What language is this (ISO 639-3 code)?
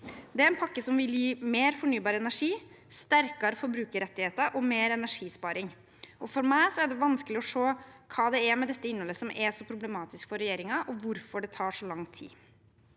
nor